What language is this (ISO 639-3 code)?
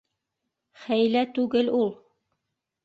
bak